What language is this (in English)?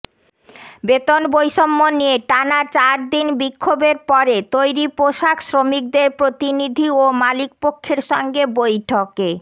Bangla